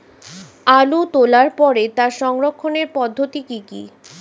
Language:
Bangla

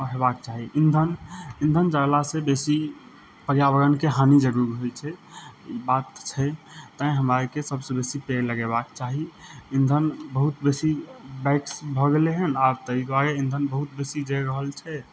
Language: Maithili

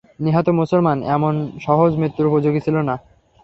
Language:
Bangla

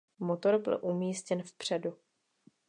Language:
Czech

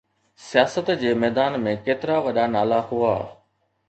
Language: Sindhi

